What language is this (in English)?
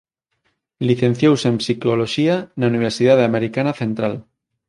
Galician